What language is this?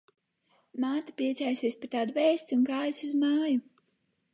Latvian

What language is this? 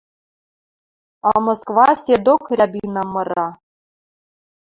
Western Mari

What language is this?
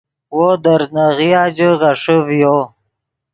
Yidgha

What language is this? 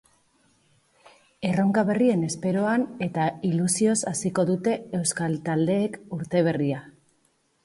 Basque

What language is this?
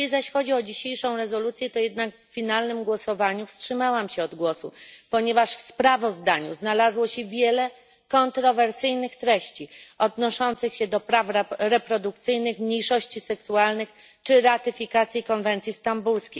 Polish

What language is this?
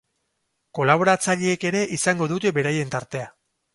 Basque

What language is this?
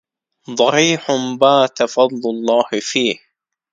Arabic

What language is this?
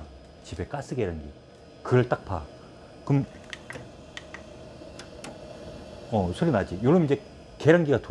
Korean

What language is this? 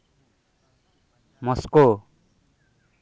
Santali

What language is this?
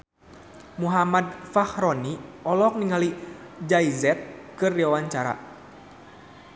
Sundanese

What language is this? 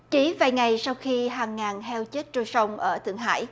Vietnamese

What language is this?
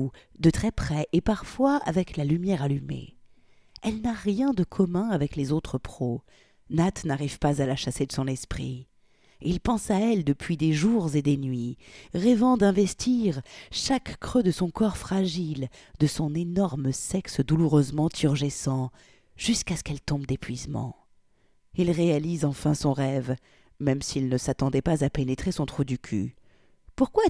French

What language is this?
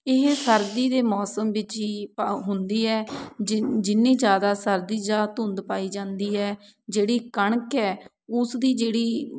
Punjabi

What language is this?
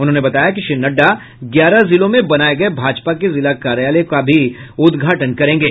Hindi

